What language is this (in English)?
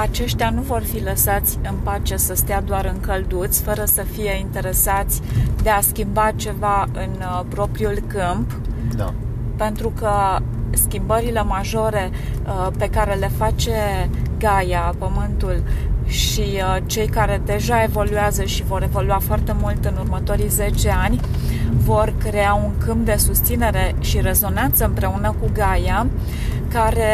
Romanian